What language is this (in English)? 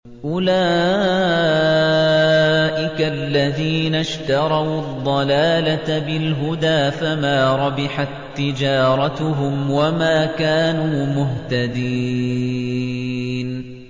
Arabic